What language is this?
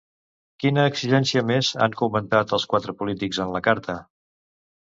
Catalan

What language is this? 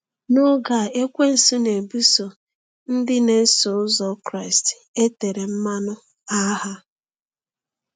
Igbo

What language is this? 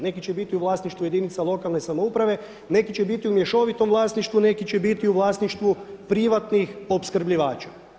Croatian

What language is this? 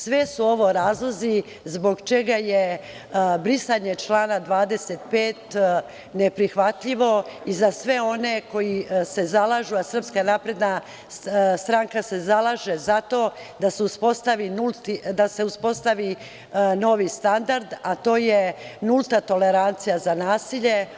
Serbian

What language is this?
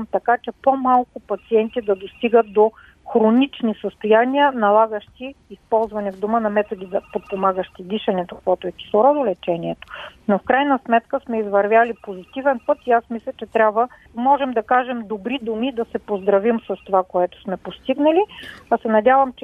Bulgarian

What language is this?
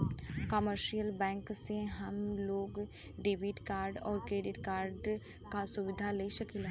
Bhojpuri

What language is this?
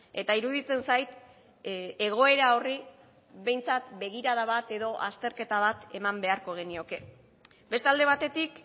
Basque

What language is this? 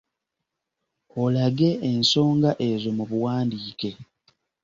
Ganda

